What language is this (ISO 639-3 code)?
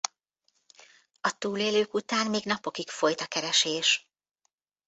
hun